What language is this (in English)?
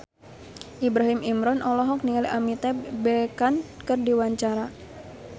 Sundanese